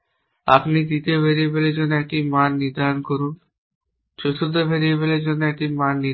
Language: Bangla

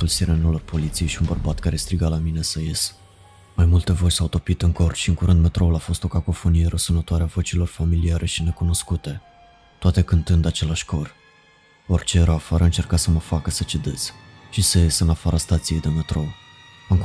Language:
Romanian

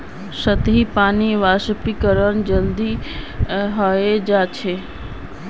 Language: Magahi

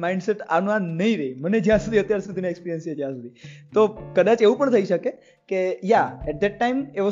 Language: Gujarati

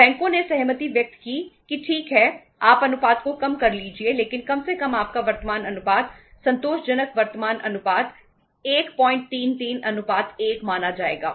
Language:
Hindi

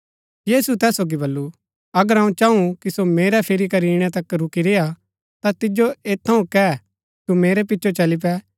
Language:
Gaddi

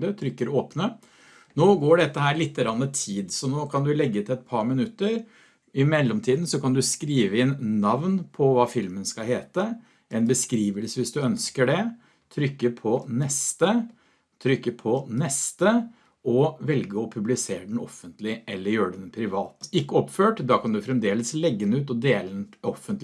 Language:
Norwegian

